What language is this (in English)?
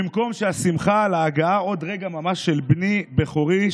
Hebrew